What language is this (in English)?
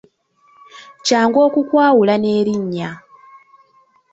Ganda